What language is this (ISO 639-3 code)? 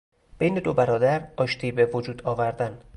fas